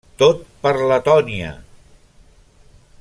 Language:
Catalan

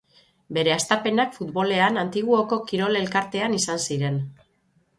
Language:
Basque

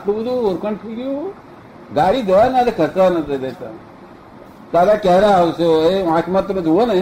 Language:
Gujarati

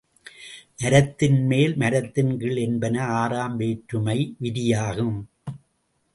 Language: Tamil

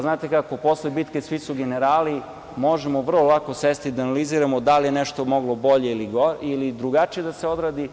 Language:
Serbian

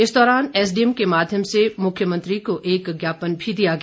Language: Hindi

